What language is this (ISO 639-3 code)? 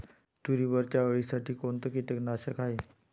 mar